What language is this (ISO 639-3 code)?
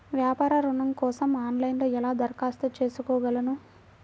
tel